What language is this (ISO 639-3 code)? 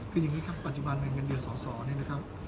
tha